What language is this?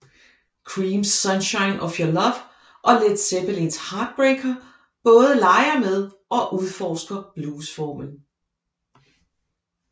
Danish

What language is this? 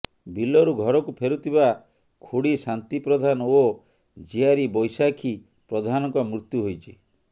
Odia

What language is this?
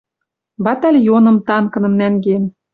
Western Mari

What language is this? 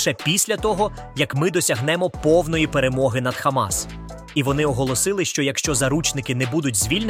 Ukrainian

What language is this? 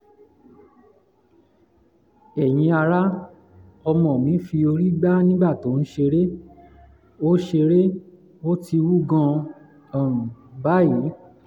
Yoruba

